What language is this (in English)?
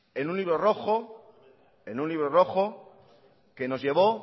Spanish